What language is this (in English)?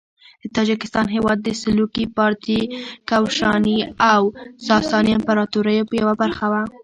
Pashto